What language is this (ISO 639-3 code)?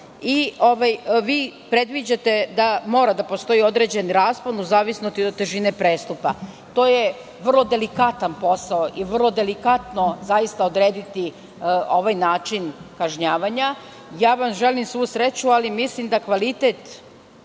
srp